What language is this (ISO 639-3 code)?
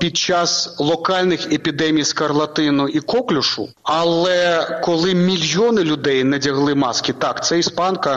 ukr